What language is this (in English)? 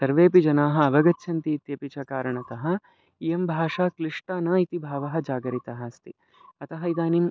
Sanskrit